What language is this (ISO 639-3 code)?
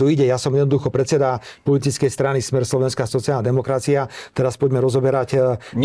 slk